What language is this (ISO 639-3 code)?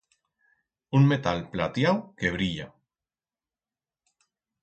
arg